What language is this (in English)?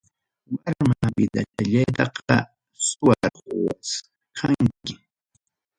Ayacucho Quechua